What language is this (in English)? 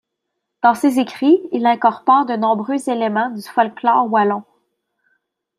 French